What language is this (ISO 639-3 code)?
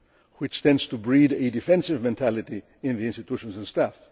eng